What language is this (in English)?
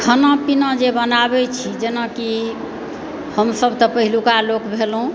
Maithili